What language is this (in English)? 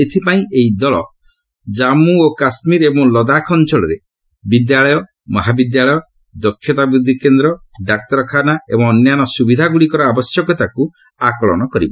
Odia